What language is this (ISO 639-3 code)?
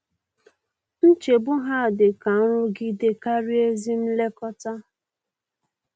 ibo